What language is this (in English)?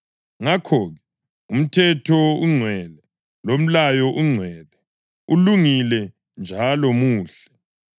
North Ndebele